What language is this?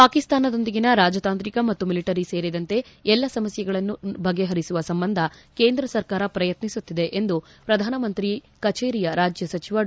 Kannada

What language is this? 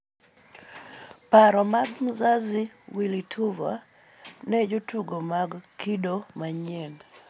Luo (Kenya and Tanzania)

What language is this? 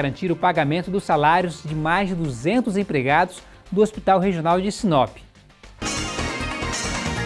Portuguese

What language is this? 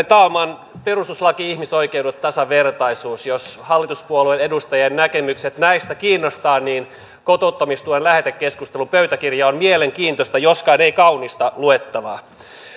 Finnish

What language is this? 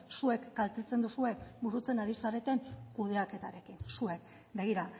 Basque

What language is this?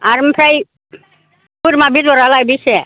Bodo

